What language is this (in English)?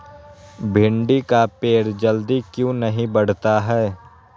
Magahi